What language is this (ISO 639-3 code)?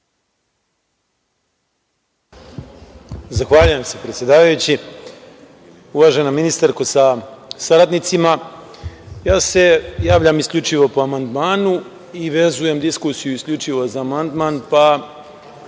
srp